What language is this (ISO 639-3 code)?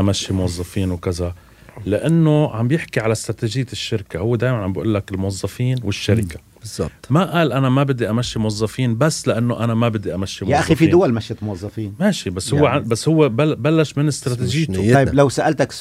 ara